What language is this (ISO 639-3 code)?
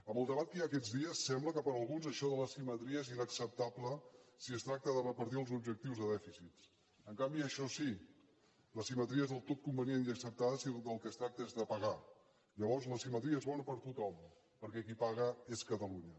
cat